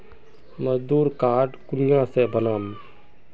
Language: Magahi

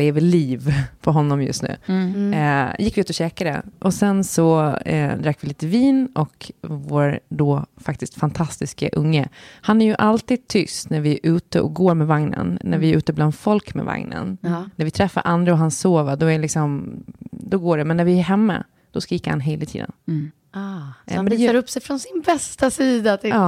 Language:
Swedish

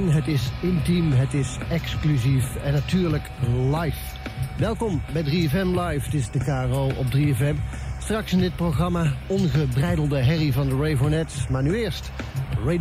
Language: Dutch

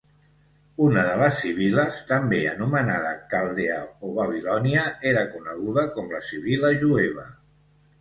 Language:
Catalan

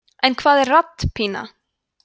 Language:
Icelandic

